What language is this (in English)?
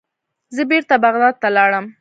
Pashto